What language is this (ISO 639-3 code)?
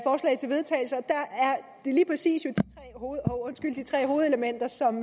dan